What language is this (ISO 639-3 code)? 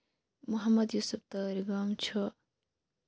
kas